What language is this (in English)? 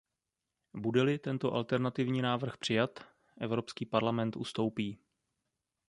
Czech